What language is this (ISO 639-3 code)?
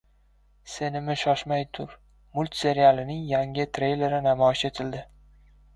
uzb